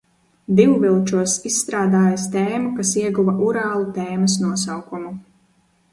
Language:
Latvian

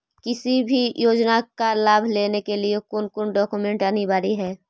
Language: Magahi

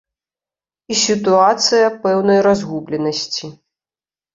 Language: Belarusian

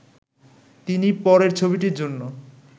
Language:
Bangla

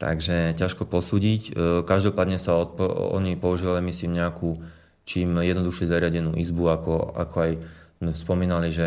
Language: Slovak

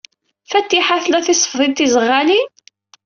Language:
Kabyle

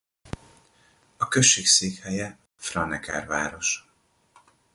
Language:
Hungarian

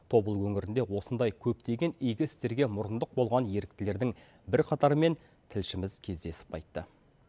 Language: Kazakh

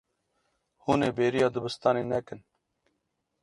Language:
Kurdish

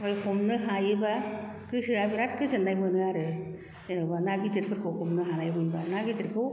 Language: Bodo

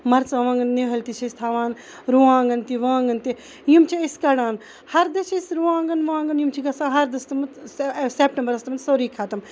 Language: Kashmiri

